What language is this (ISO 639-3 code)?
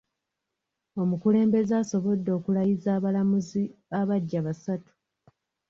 lug